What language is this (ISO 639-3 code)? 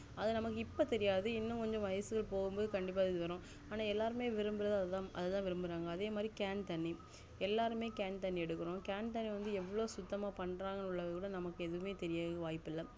tam